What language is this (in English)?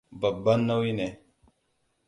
Hausa